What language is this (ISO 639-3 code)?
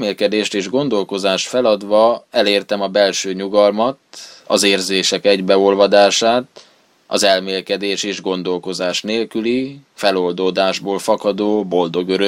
hun